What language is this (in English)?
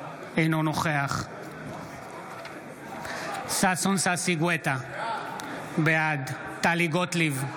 Hebrew